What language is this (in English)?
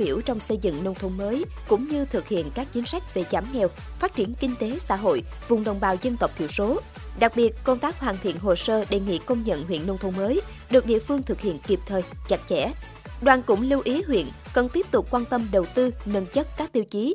Vietnamese